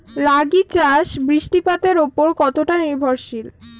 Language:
Bangla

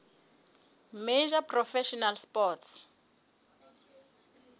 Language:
Southern Sotho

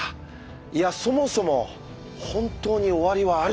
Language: Japanese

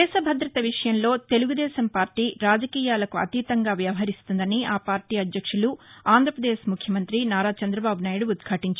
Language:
Telugu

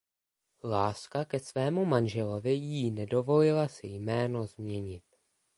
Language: Czech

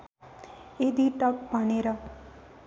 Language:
Nepali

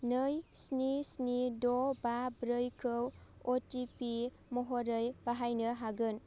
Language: Bodo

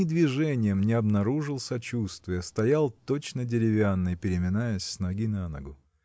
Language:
Russian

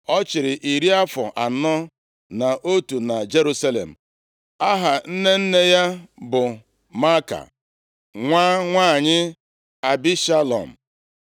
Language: Igbo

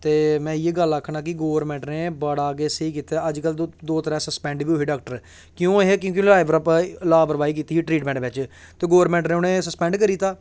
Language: Dogri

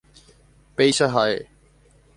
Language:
Guarani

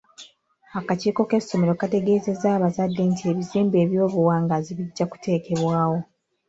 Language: Ganda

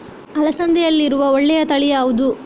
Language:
Kannada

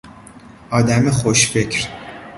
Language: Persian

